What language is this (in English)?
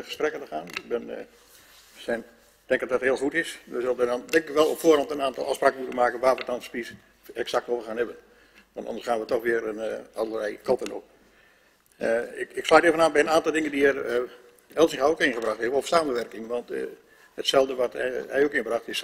Dutch